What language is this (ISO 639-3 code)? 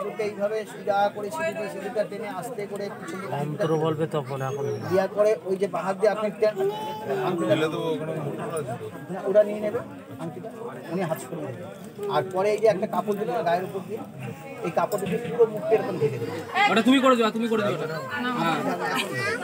ron